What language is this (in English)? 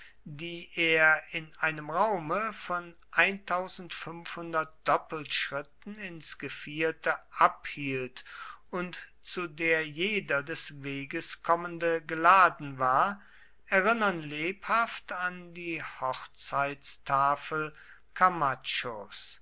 German